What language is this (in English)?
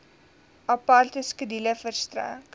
Afrikaans